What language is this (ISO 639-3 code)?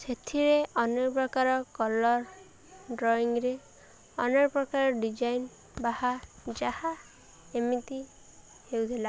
ori